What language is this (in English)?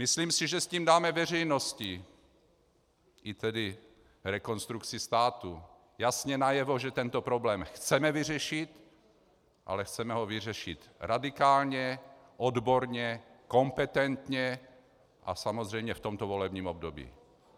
Czech